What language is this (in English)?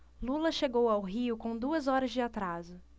Portuguese